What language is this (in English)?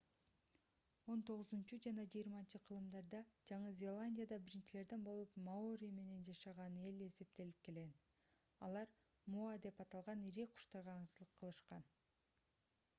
Kyrgyz